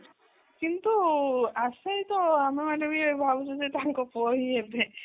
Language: Odia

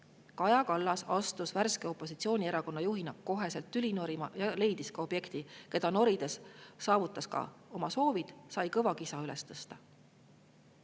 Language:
Estonian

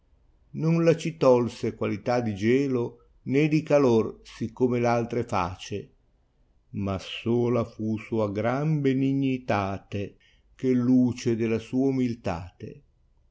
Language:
Italian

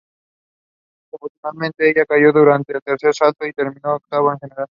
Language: Spanish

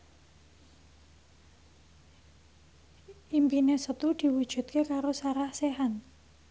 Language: Javanese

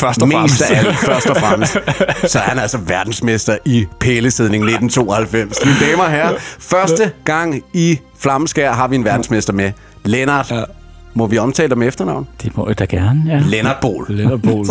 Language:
Danish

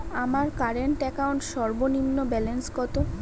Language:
Bangla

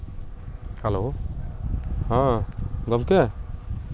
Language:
Santali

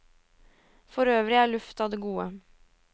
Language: Norwegian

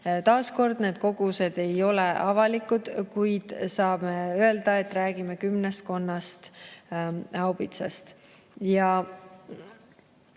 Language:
Estonian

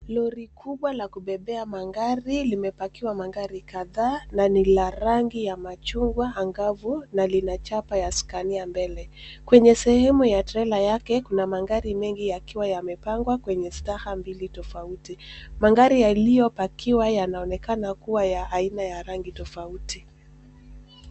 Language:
Swahili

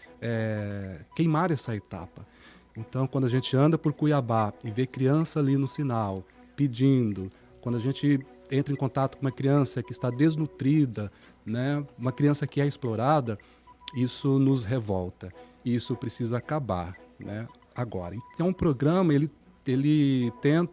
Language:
Portuguese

